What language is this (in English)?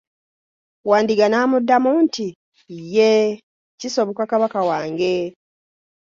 Ganda